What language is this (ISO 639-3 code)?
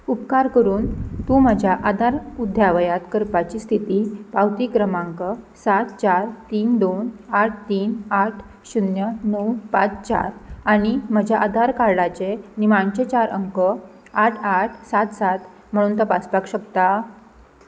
kok